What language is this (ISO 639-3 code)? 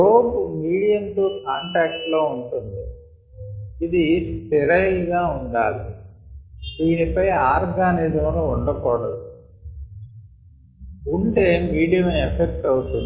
tel